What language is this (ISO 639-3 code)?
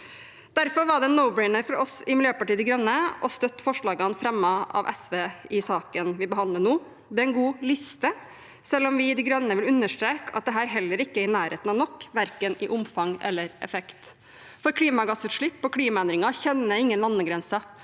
nor